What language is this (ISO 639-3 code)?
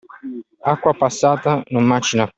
ita